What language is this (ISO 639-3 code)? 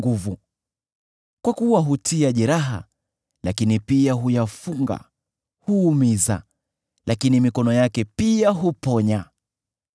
swa